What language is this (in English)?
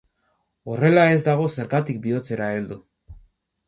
Basque